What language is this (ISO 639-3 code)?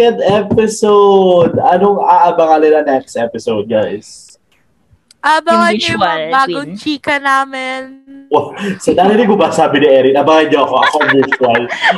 fil